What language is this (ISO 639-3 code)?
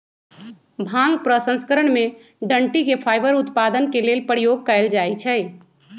mag